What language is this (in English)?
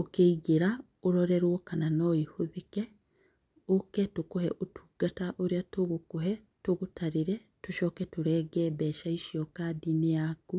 Kikuyu